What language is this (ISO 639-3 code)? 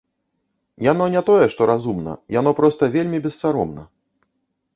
bel